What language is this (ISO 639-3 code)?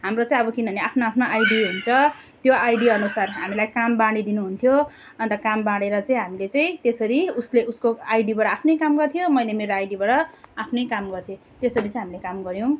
nep